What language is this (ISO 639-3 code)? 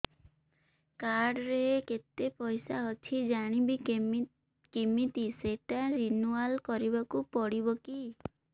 ori